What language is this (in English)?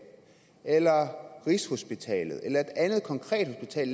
Danish